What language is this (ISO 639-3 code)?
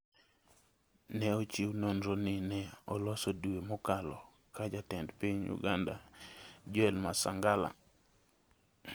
luo